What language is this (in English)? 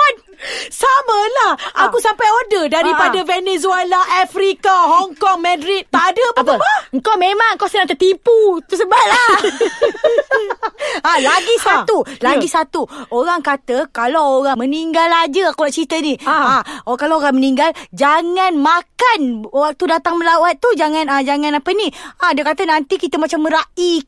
Malay